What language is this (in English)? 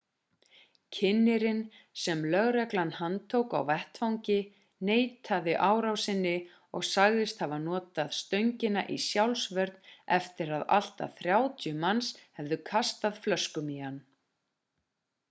Icelandic